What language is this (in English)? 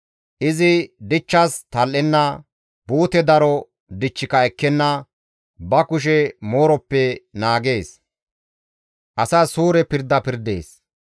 Gamo